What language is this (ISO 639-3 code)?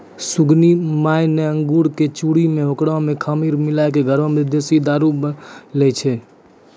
mai